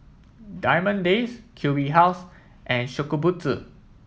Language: English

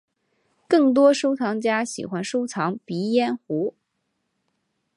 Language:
Chinese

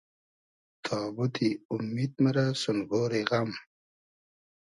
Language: Hazaragi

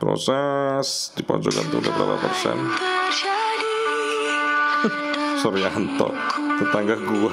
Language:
Indonesian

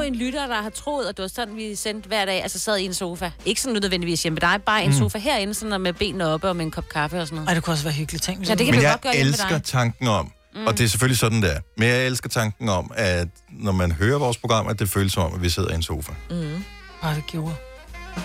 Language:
Danish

